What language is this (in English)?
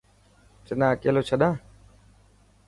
Dhatki